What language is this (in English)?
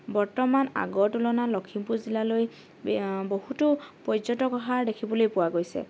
Assamese